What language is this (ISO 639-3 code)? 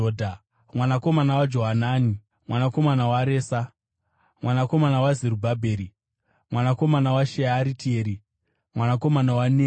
sna